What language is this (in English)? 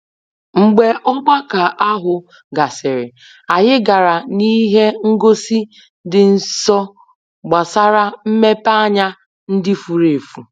Igbo